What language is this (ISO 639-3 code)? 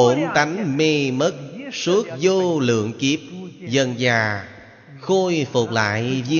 vie